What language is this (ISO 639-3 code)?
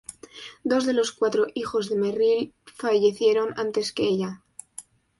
spa